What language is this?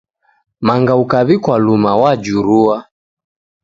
Taita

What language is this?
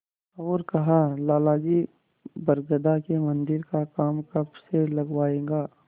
Hindi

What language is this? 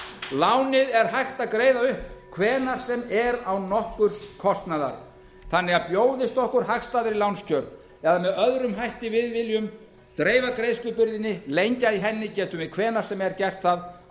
Icelandic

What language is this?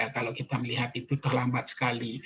Indonesian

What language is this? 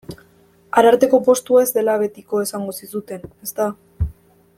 Basque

